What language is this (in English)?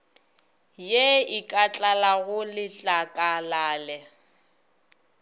Northern Sotho